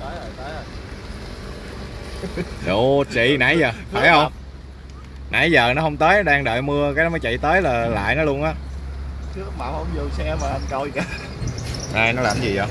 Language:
Vietnamese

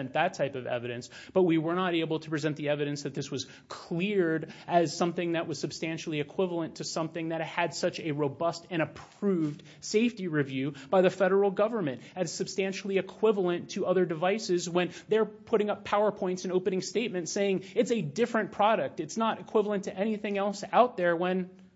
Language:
English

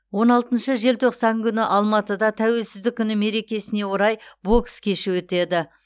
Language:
Kazakh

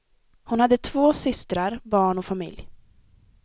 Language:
Swedish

